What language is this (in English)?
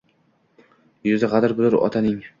Uzbek